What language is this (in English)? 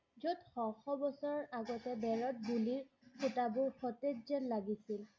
Assamese